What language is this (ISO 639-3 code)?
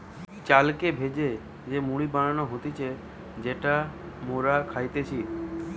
ben